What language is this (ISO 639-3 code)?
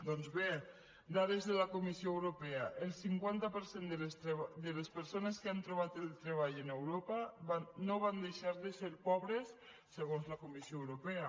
cat